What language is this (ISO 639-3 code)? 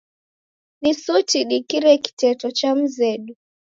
dav